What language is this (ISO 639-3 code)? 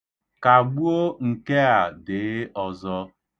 ibo